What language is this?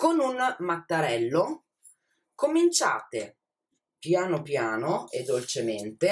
Italian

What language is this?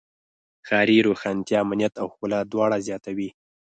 Pashto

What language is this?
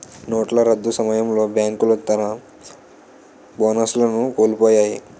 Telugu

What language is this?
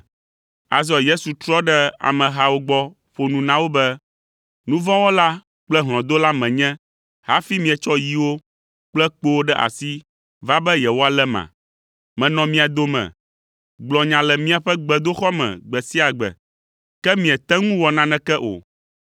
Ewe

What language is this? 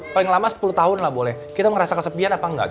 Indonesian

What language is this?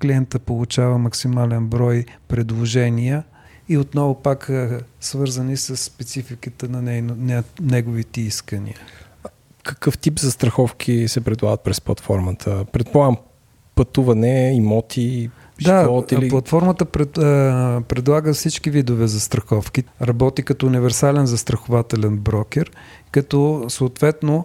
Bulgarian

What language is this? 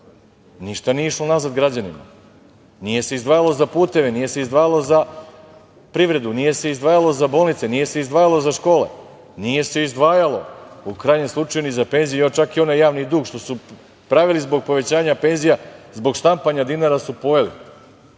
Serbian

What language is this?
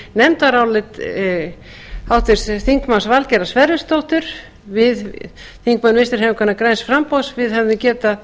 Icelandic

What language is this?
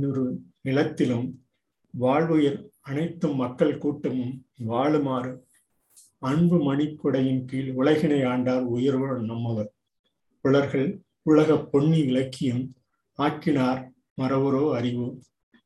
Tamil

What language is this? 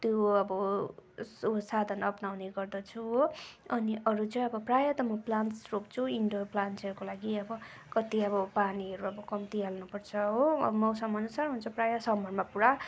Nepali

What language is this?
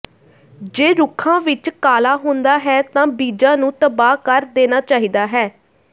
Punjabi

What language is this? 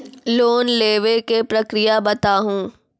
Maithili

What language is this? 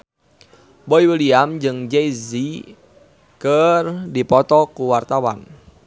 Sundanese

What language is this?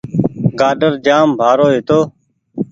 Goaria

